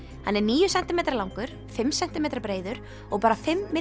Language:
Icelandic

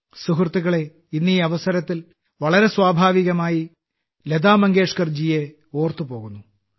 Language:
Malayalam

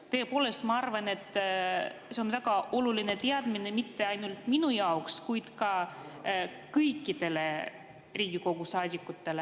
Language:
Estonian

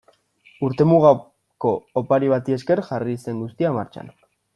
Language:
Basque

